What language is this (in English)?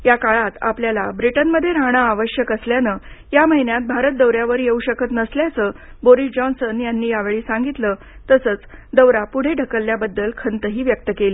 Marathi